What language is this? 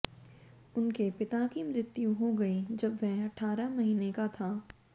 Hindi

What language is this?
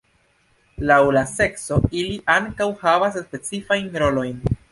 Esperanto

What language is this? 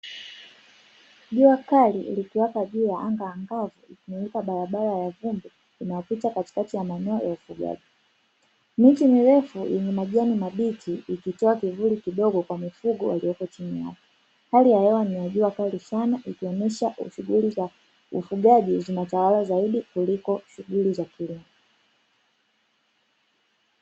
Swahili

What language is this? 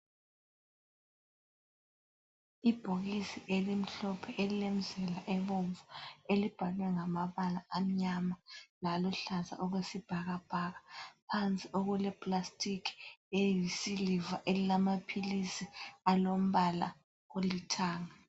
North Ndebele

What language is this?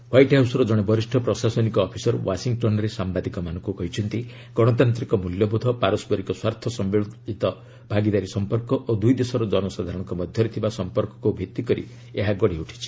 Odia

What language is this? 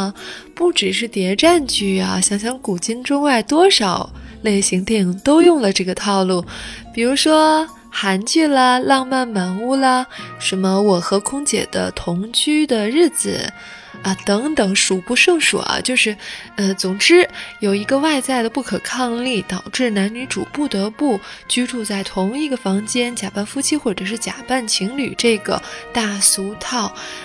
Chinese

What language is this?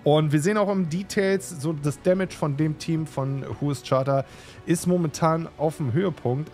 German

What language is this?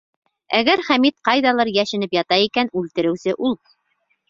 Bashkir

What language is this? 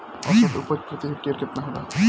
Bhojpuri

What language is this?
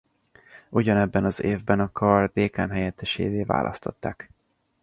Hungarian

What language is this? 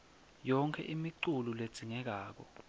Swati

